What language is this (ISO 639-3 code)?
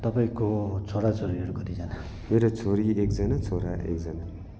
nep